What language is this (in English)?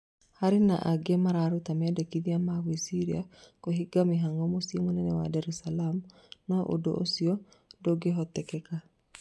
Kikuyu